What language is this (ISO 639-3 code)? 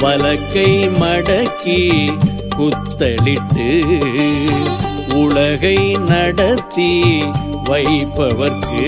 tam